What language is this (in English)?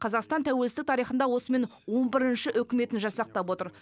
Kazakh